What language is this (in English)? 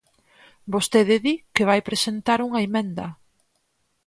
Galician